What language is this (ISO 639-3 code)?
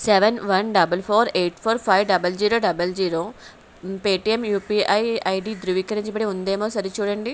tel